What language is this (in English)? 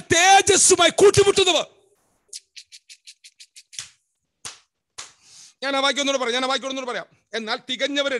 Turkish